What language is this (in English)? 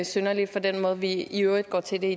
Danish